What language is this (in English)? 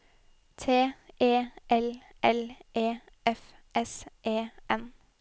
Norwegian